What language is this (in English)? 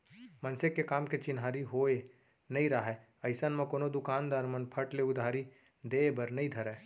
Chhattisgarhi